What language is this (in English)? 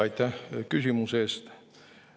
Estonian